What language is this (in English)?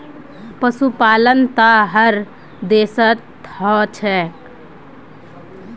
Magahi